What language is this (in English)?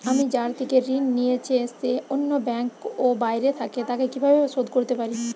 Bangla